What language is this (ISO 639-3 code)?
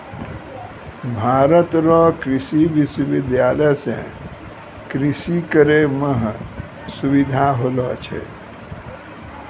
mai